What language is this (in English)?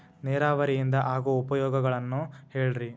Kannada